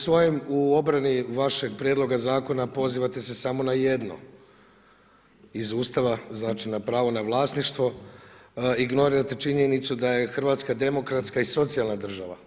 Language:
Croatian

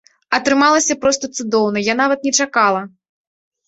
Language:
Belarusian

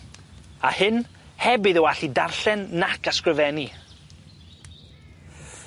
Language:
Welsh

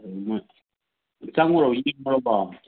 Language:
Manipuri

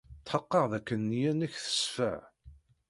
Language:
Kabyle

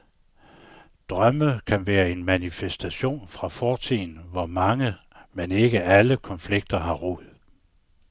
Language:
Danish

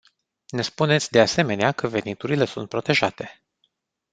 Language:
Romanian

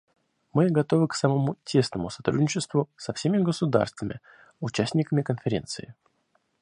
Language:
Russian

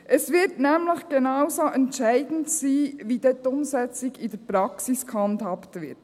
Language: Swiss German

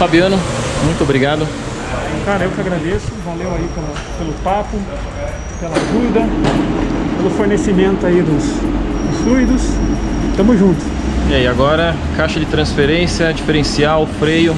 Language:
Portuguese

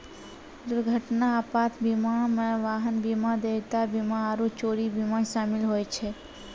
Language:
Maithili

